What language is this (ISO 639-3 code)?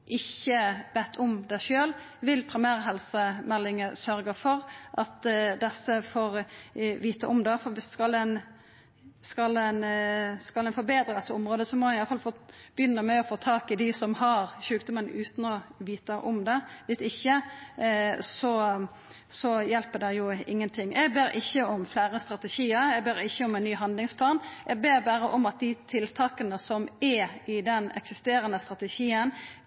nno